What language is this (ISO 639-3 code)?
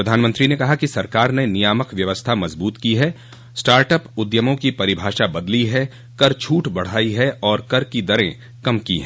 hin